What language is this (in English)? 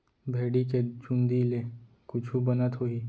Chhattisgarhi